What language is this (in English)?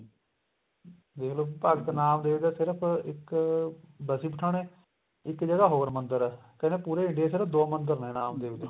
Punjabi